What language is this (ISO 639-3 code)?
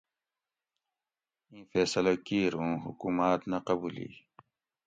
gwc